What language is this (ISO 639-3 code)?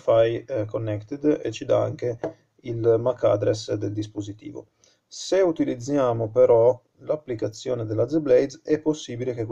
ita